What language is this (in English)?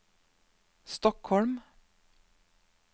Norwegian